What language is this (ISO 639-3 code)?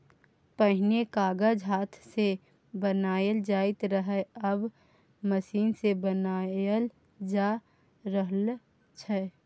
mai